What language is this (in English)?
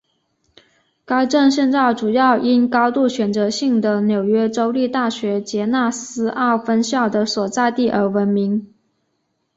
Chinese